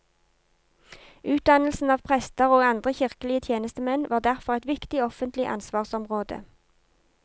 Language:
Norwegian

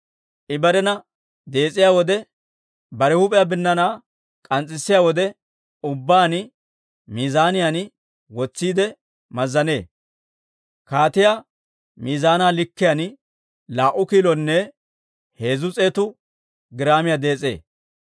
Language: Dawro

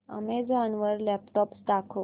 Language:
Marathi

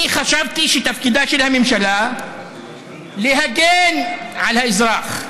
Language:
Hebrew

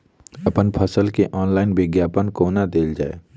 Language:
Maithili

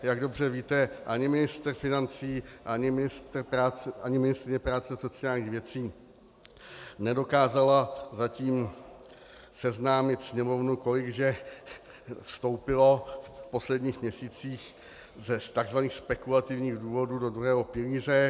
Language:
Czech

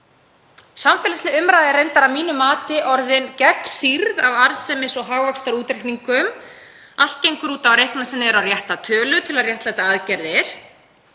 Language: Icelandic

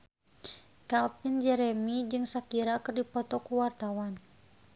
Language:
Sundanese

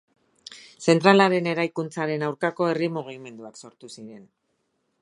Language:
Basque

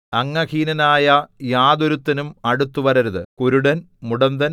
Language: Malayalam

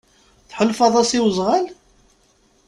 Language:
Kabyle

